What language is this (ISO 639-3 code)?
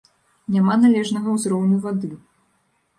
bel